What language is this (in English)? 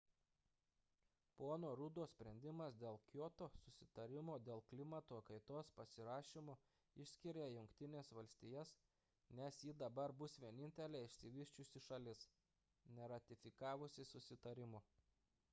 Lithuanian